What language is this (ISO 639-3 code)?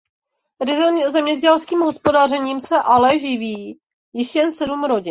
ces